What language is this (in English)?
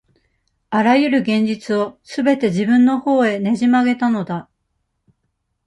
Japanese